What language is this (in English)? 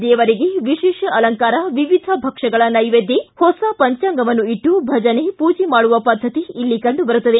Kannada